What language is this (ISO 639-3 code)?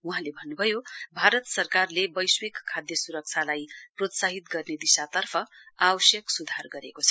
nep